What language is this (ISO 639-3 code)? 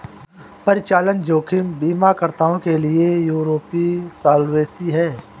hin